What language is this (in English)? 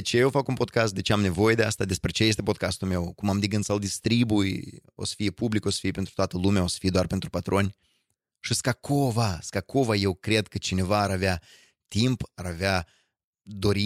Romanian